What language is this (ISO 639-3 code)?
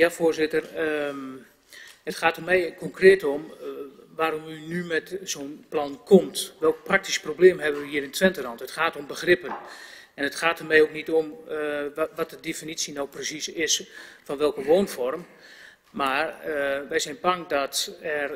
nld